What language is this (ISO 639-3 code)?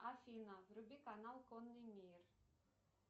rus